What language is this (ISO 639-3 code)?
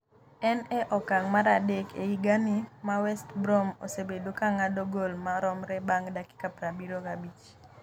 luo